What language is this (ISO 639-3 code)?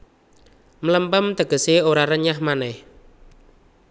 jav